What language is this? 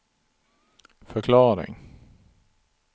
Swedish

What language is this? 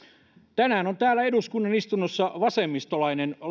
Finnish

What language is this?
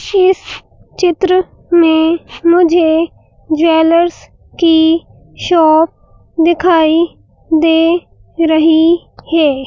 Hindi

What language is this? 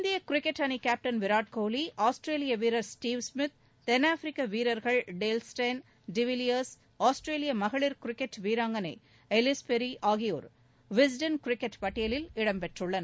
Tamil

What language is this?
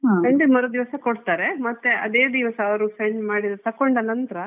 Kannada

